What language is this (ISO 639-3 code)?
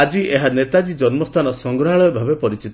ori